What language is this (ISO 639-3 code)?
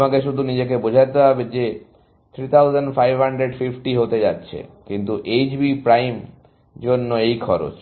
ben